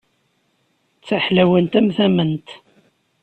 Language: Kabyle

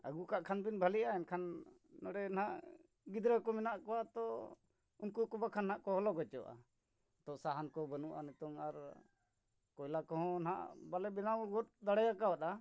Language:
Santali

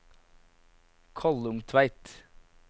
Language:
Norwegian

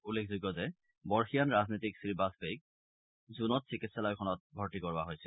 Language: Assamese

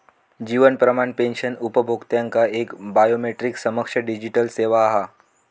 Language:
Marathi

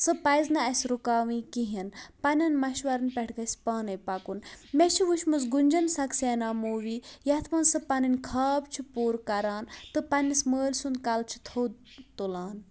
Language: Kashmiri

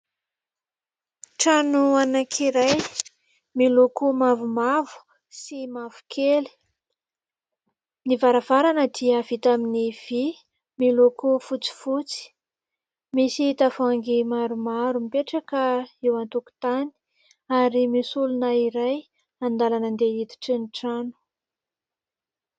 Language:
Malagasy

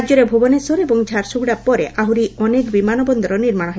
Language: Odia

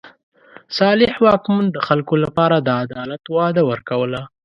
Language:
Pashto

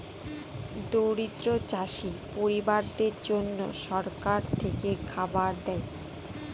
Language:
Bangla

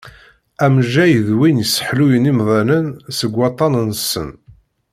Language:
Kabyle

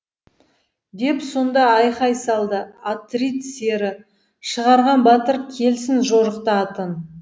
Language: Kazakh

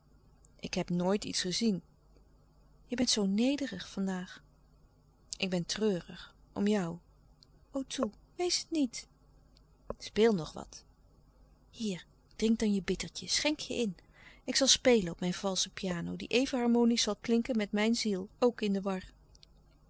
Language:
Dutch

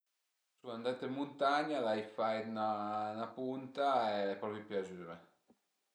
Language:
Piedmontese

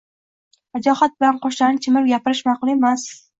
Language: Uzbek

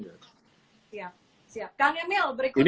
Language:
Indonesian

